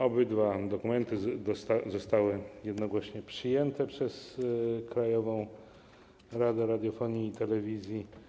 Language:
Polish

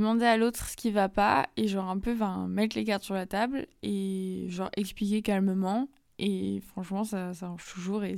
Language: French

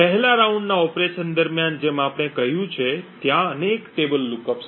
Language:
Gujarati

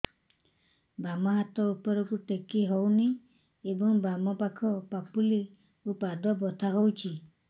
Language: Odia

